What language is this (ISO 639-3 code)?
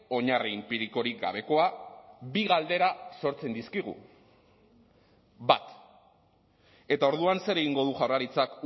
eus